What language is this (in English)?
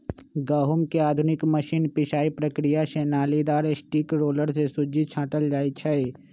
Magahi